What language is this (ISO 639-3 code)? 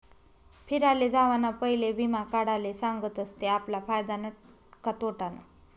mar